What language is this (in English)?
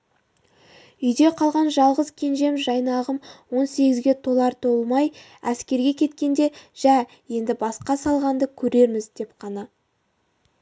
Kazakh